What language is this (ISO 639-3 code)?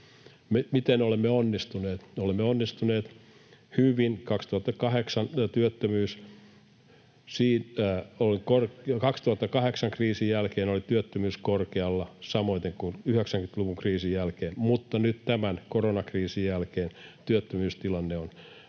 fin